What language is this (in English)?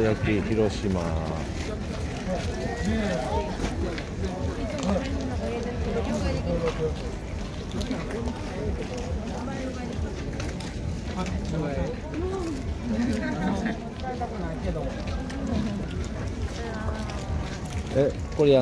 Japanese